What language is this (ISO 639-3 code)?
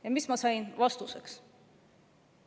est